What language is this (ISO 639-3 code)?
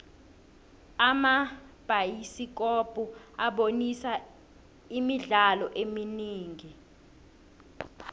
nbl